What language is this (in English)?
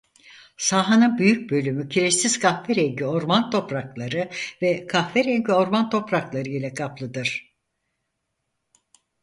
Turkish